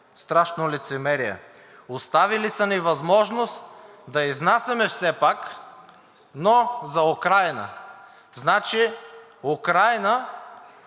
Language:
Bulgarian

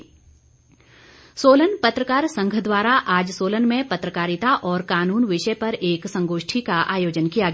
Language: Hindi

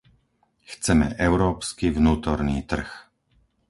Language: Slovak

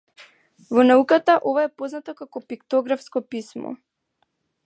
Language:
Macedonian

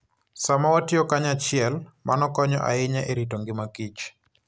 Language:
Luo (Kenya and Tanzania)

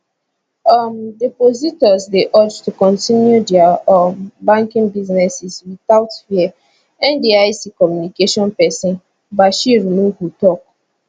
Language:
Nigerian Pidgin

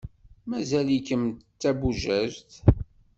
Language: Kabyle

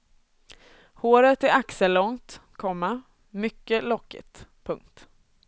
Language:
Swedish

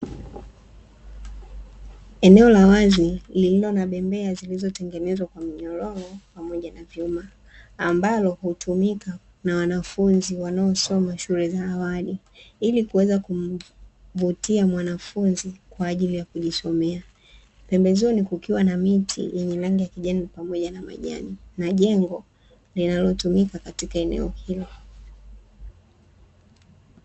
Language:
Swahili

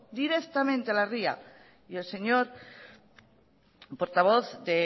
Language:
Spanish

